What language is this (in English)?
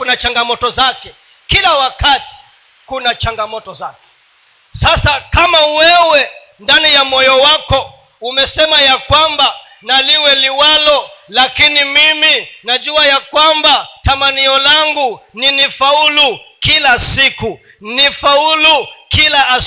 Swahili